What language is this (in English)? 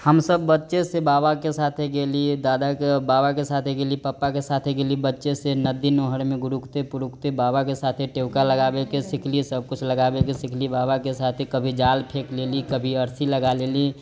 Maithili